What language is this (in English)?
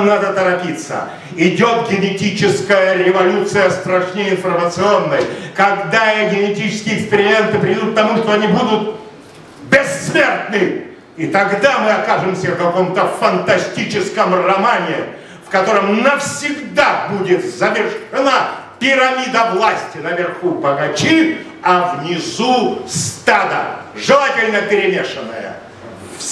Russian